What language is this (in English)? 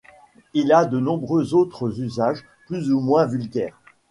French